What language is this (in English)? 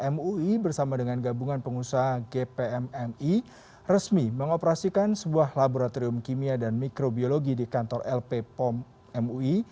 Indonesian